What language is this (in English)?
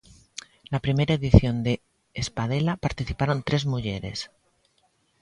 Galician